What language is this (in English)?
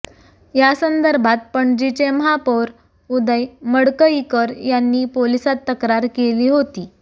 Marathi